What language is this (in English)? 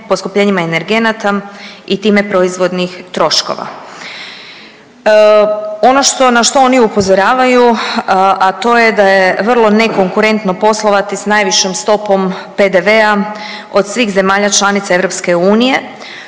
Croatian